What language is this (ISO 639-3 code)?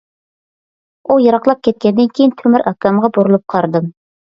uig